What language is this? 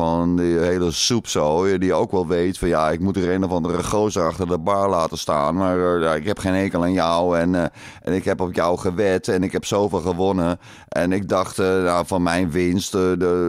Dutch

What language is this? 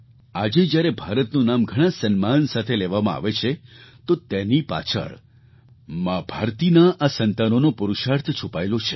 Gujarati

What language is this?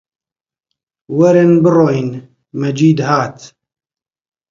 Central Kurdish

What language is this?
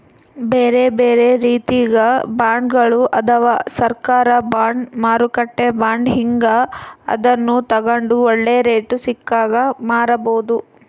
Kannada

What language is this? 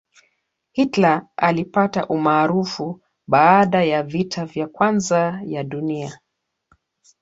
Swahili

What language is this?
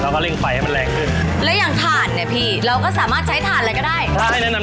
Thai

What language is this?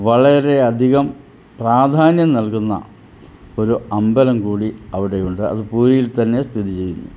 Malayalam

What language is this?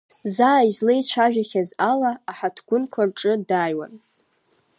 Abkhazian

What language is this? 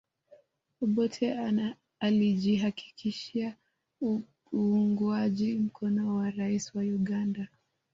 Swahili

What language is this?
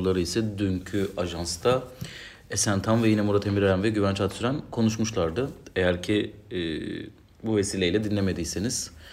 Turkish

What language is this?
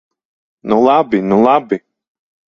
Latvian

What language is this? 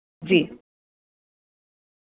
Dogri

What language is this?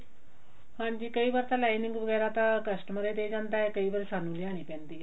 Punjabi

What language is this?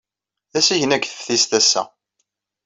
Kabyle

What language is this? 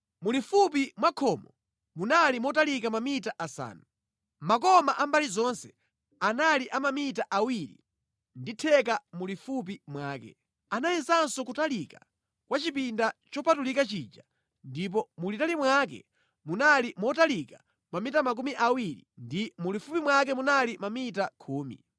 Nyanja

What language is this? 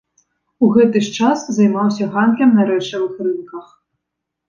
Belarusian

